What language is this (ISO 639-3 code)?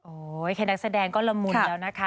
tha